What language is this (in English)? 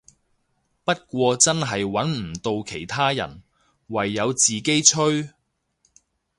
Cantonese